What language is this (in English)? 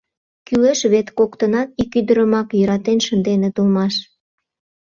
Mari